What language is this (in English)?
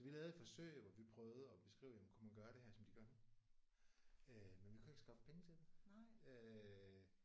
Danish